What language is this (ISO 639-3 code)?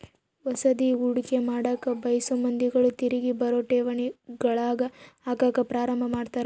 kan